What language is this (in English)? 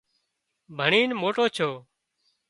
Wadiyara Koli